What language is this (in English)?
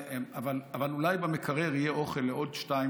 Hebrew